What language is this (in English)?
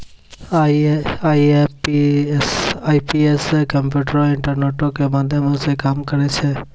Maithili